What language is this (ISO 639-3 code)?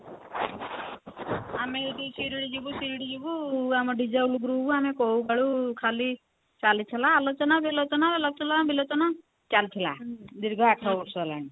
ori